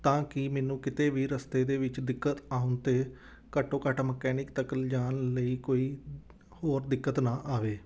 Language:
Punjabi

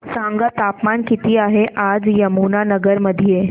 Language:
Marathi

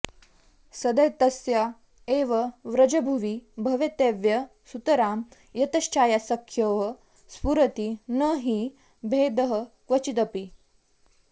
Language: Sanskrit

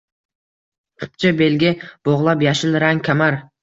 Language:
Uzbek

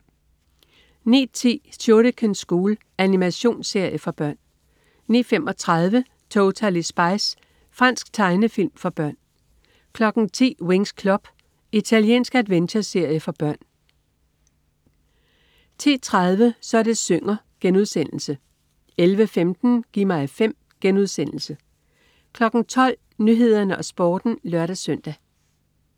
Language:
Danish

